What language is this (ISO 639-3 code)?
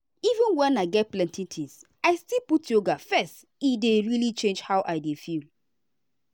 pcm